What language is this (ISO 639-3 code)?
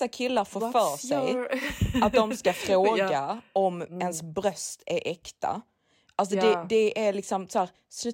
swe